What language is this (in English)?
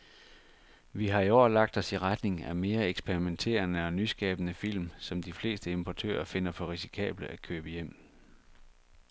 Danish